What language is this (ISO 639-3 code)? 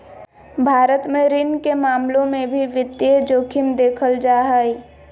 mag